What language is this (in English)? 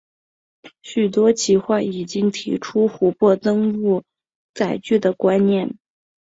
Chinese